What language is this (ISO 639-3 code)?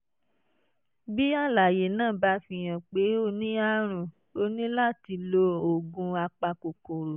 yor